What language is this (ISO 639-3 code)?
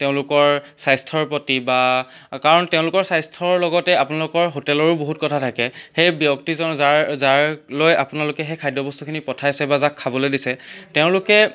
asm